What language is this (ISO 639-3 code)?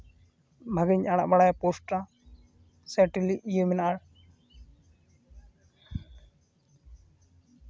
sat